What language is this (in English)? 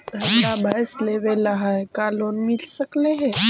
Magahi